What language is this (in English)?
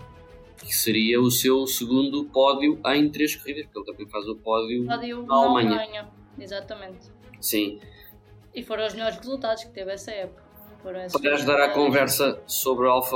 Portuguese